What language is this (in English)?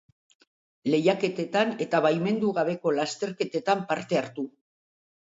Basque